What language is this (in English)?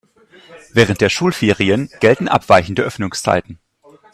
German